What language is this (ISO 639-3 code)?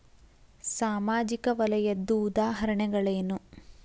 kan